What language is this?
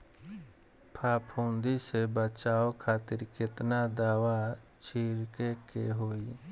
Bhojpuri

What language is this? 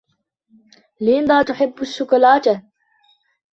Arabic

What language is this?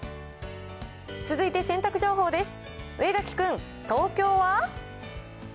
Japanese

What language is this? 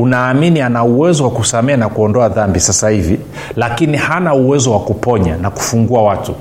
Swahili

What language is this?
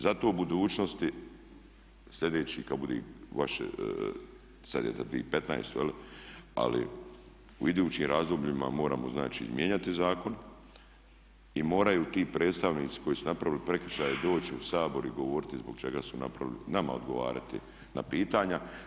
Croatian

